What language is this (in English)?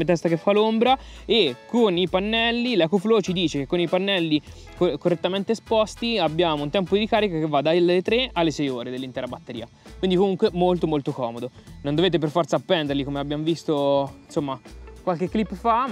Italian